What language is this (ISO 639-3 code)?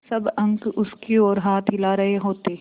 hin